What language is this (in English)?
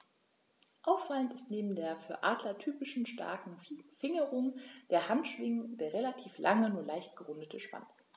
German